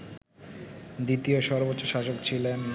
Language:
Bangla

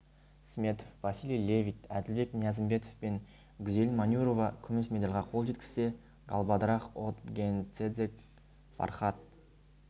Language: Kazakh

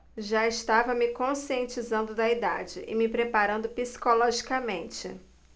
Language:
Portuguese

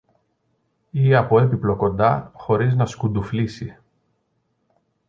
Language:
Greek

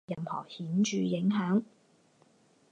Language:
Chinese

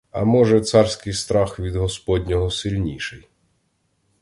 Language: Ukrainian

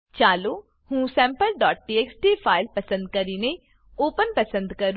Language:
Gujarati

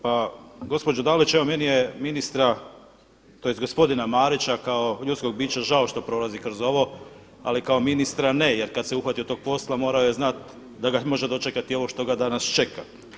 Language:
Croatian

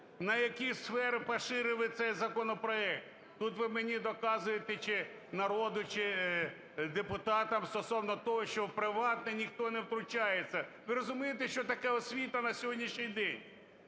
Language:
Ukrainian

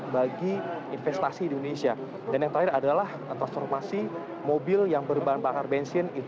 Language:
Indonesian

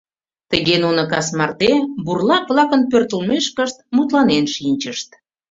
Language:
Mari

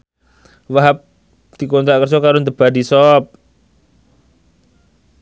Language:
Javanese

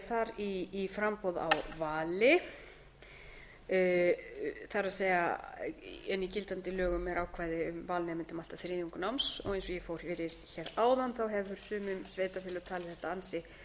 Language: Icelandic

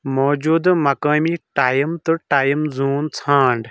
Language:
Kashmiri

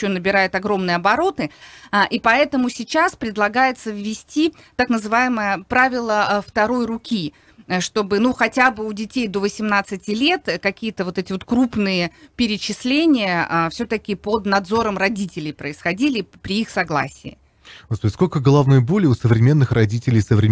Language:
Russian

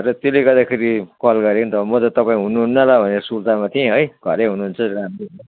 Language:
Nepali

